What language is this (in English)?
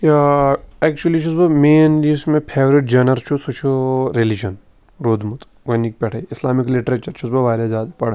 Kashmiri